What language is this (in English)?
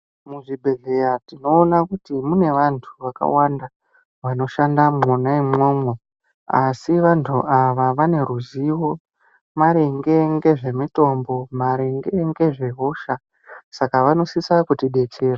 Ndau